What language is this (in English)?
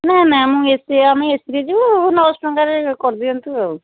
Odia